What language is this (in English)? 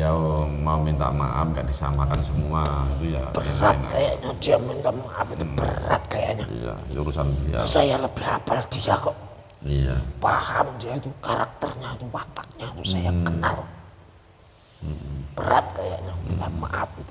Indonesian